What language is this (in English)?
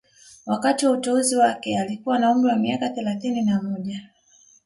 Swahili